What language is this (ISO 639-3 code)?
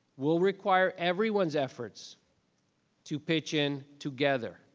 eng